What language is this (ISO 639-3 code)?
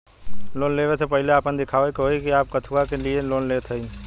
bho